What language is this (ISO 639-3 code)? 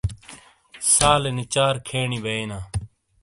scl